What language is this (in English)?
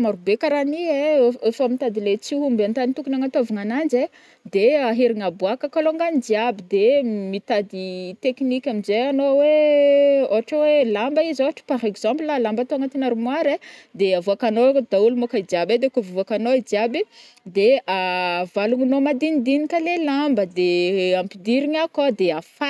Northern Betsimisaraka Malagasy